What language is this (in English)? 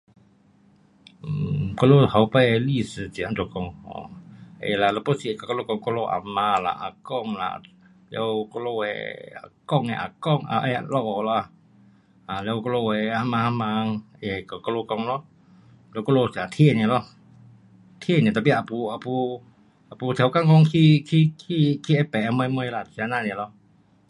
Pu-Xian Chinese